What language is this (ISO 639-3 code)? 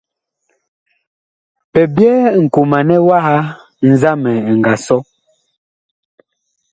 bkh